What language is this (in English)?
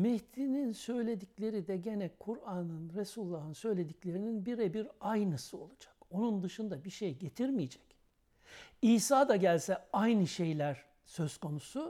Turkish